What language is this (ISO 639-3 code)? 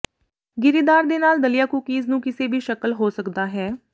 pan